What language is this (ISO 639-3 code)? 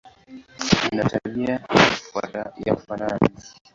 swa